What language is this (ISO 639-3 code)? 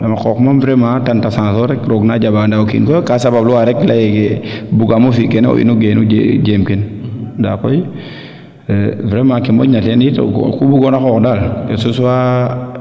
srr